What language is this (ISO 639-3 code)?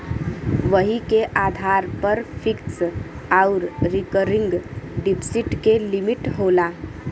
bho